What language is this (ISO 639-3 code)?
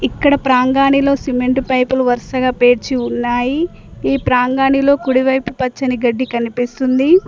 tel